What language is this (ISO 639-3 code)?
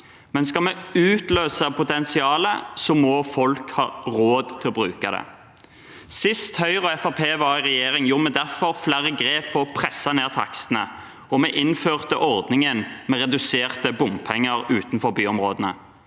nor